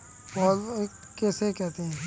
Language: Hindi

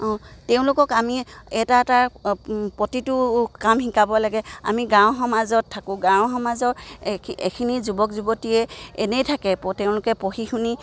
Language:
Assamese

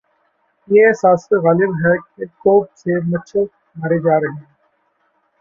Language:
Urdu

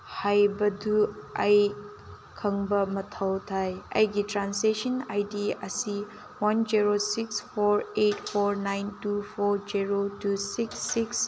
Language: Manipuri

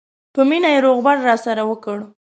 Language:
Pashto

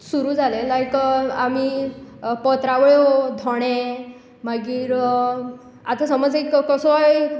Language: Konkani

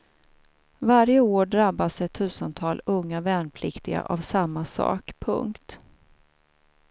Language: Swedish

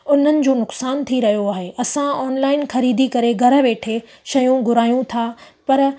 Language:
Sindhi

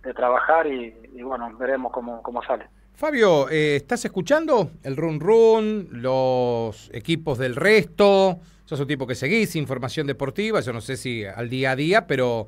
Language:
Spanish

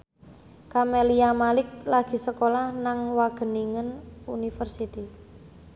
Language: Javanese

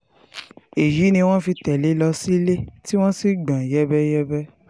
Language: Yoruba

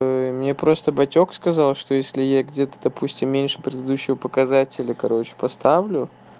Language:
Russian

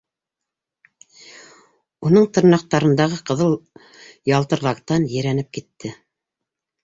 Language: Bashkir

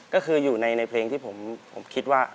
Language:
Thai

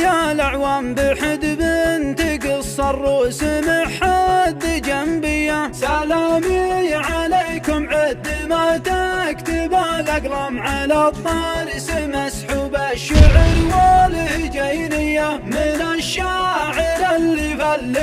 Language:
Arabic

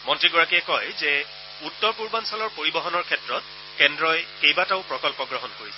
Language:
Assamese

